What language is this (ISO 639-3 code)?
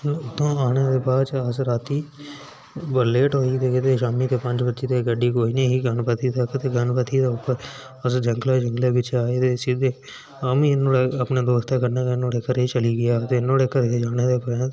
doi